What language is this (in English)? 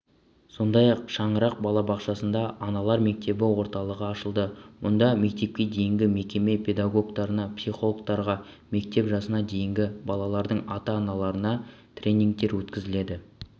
Kazakh